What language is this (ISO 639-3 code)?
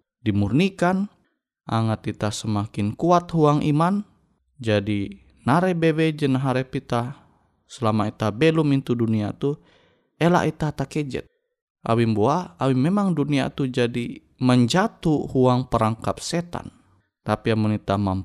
ind